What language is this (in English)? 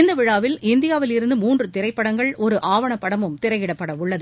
Tamil